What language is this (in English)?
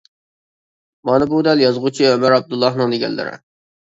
Uyghur